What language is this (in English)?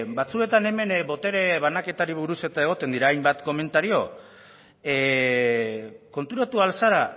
Basque